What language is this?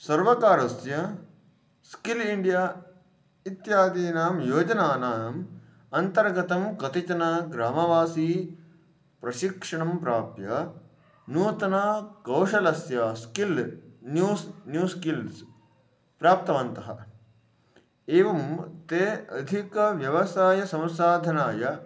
Sanskrit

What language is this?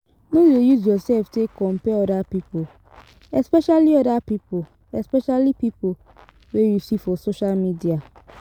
Nigerian Pidgin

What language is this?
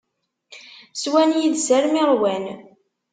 Kabyle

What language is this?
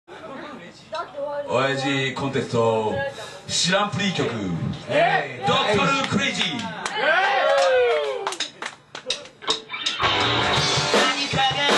Bulgarian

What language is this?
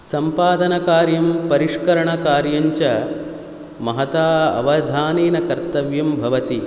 Sanskrit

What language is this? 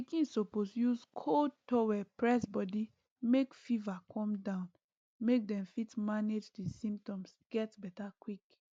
Nigerian Pidgin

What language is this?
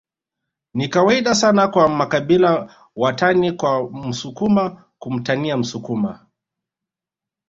Swahili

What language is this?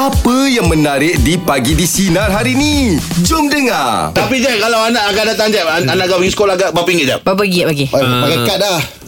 Malay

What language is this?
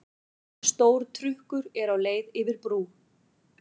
Icelandic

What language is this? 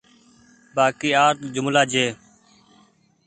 Goaria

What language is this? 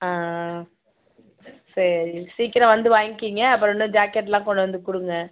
Tamil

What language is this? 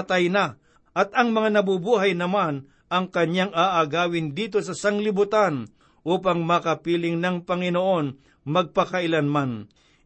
Filipino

